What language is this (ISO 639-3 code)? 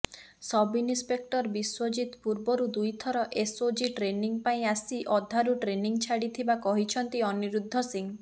ori